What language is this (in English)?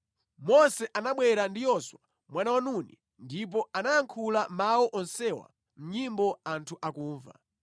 Nyanja